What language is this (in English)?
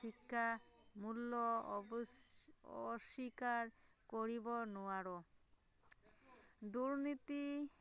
Assamese